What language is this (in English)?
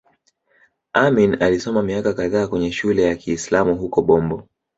Swahili